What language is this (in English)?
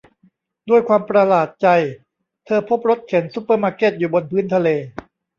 Thai